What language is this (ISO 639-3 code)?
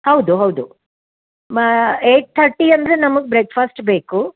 kan